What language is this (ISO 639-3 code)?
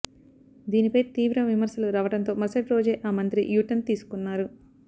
tel